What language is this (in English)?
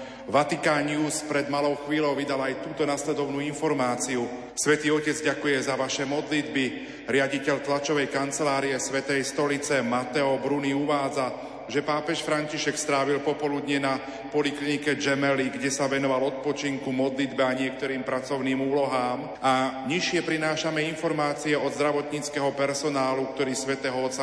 Slovak